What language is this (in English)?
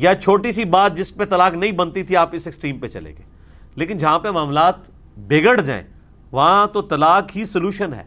Urdu